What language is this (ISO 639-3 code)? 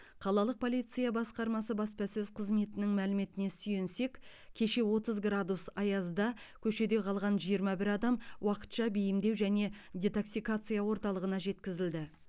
kaz